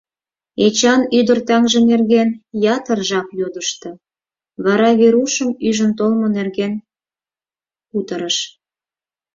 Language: Mari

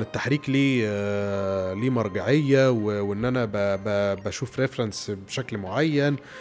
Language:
Arabic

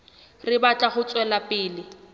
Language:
Southern Sotho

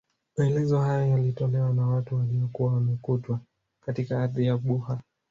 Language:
Swahili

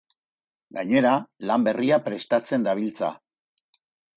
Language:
Basque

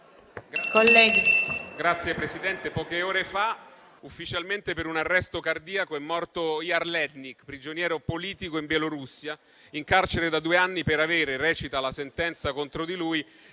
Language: Italian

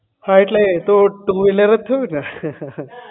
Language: Gujarati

